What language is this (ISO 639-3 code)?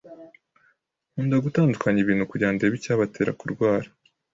kin